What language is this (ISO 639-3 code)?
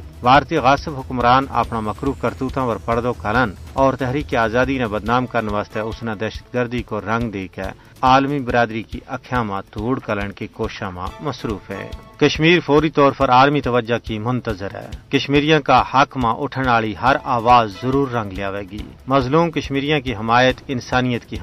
urd